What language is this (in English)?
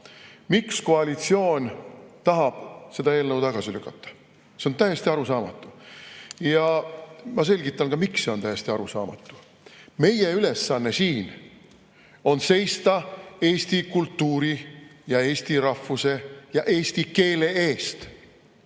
Estonian